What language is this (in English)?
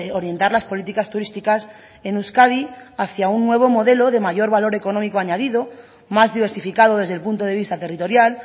Spanish